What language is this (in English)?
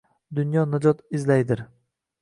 Uzbek